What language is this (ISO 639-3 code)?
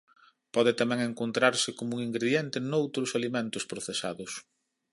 glg